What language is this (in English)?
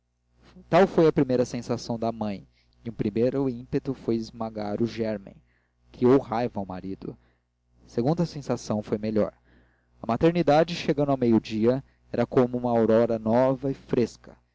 Portuguese